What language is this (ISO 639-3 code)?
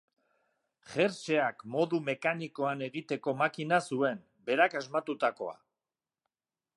eus